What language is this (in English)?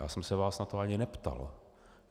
Czech